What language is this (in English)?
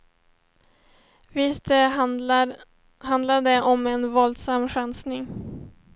Swedish